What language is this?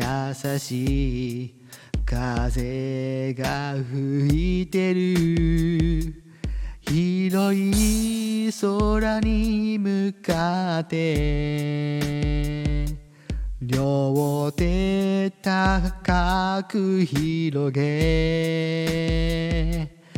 Japanese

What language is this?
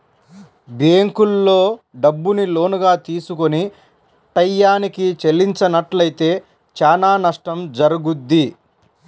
Telugu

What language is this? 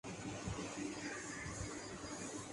Urdu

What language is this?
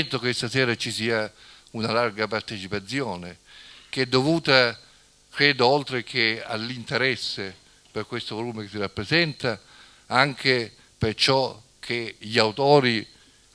Italian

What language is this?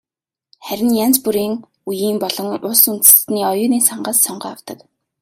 Mongolian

